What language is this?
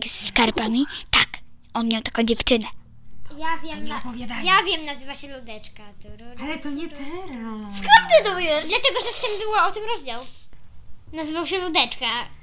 Polish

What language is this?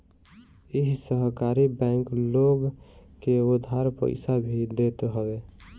Bhojpuri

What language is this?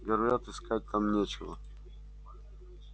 Russian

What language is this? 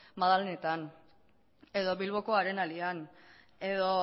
Basque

